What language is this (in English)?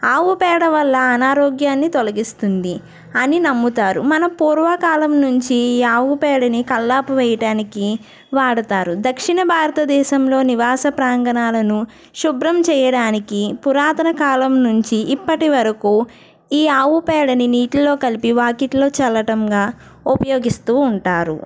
Telugu